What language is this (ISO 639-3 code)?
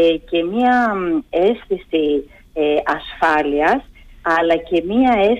ell